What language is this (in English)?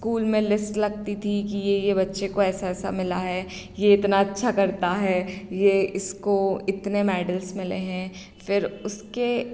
Hindi